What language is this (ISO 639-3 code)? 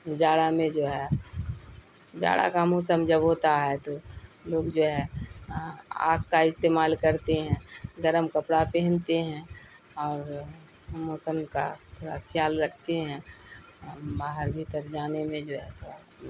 urd